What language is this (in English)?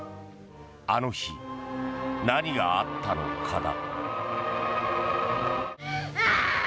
Japanese